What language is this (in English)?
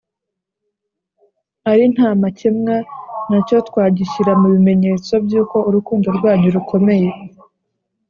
Kinyarwanda